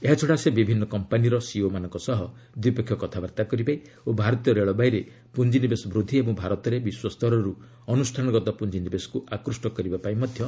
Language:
Odia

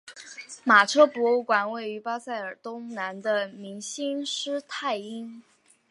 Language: Chinese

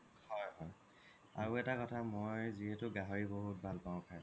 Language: Assamese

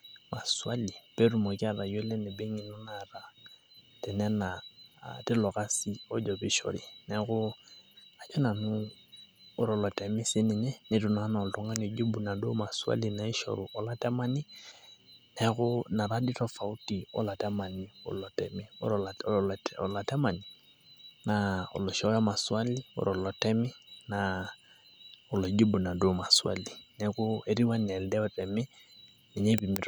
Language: Masai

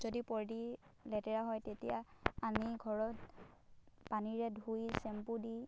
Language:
Assamese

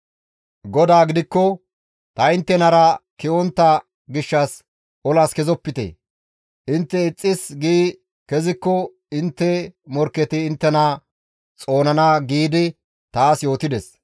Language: Gamo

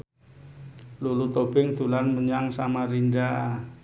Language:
Javanese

